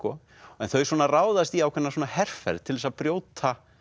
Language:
Icelandic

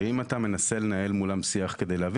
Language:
Hebrew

